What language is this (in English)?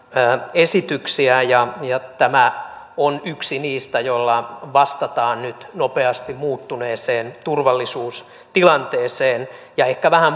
Finnish